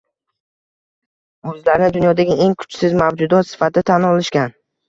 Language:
Uzbek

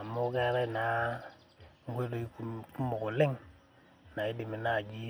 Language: Masai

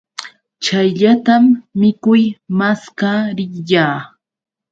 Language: Yauyos Quechua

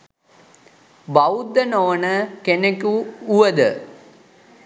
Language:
Sinhala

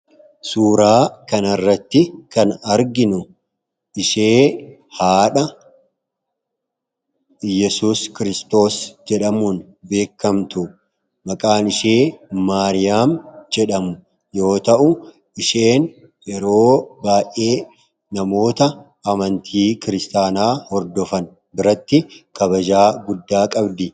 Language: Oromo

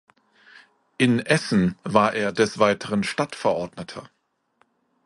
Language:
German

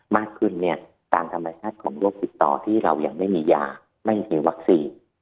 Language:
Thai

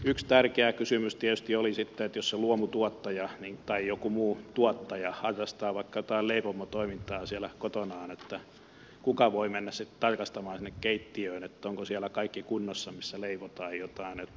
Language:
Finnish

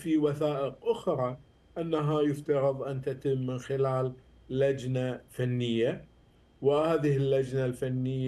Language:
Arabic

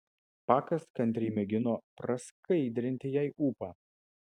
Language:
Lithuanian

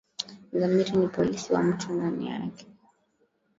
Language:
Swahili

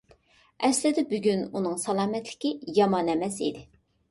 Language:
Uyghur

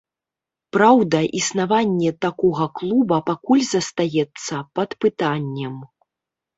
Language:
Belarusian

